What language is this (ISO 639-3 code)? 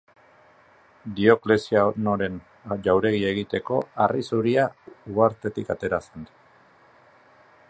eus